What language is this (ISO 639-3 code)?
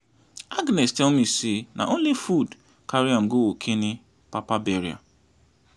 pcm